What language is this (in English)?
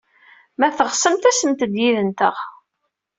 Kabyle